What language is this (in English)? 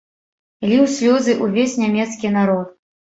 Belarusian